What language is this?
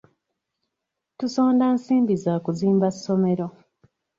Ganda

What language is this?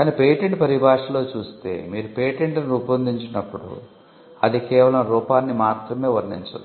Telugu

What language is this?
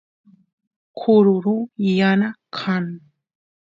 Santiago del Estero Quichua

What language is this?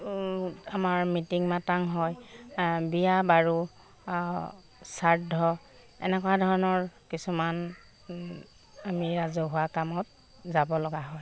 Assamese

